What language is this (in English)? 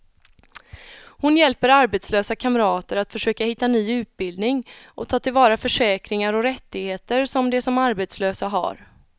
Swedish